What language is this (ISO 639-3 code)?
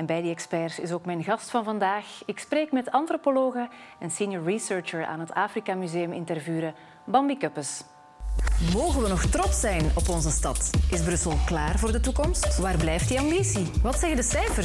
nld